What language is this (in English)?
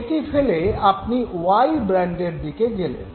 Bangla